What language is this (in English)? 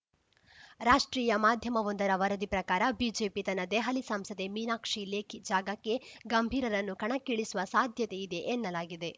Kannada